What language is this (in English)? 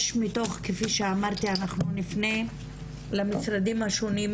Hebrew